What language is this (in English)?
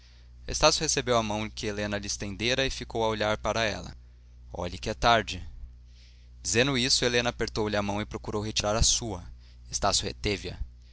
Portuguese